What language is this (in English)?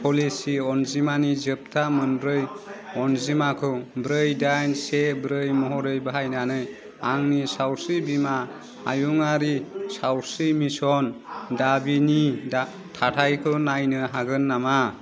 Bodo